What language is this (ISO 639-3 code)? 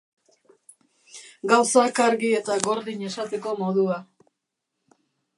eus